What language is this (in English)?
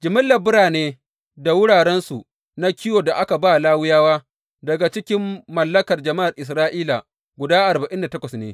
Hausa